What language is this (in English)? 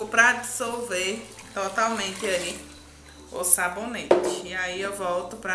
Portuguese